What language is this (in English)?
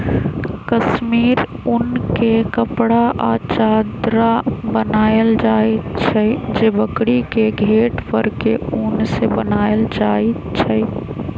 Magahi